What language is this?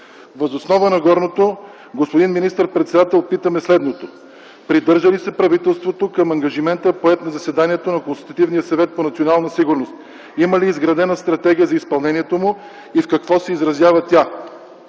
Bulgarian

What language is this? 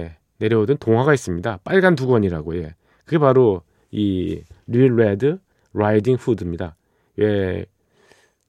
Korean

